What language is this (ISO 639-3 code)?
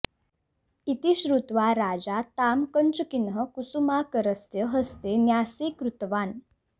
san